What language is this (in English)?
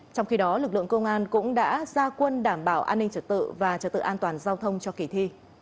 Vietnamese